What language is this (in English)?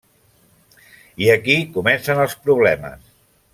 Catalan